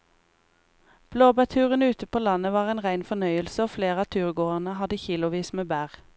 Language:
Norwegian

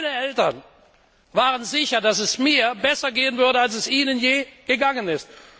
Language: German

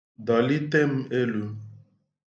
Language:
Igbo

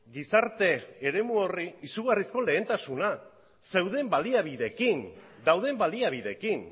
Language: Basque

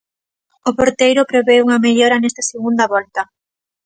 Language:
Galician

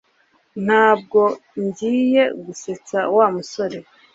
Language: Kinyarwanda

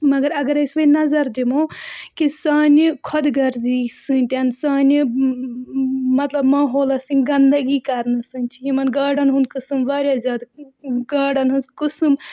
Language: Kashmiri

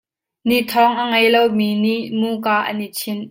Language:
Hakha Chin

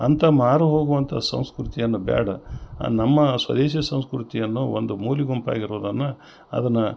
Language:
Kannada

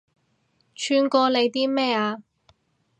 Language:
Cantonese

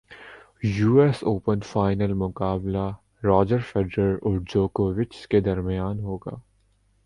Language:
Urdu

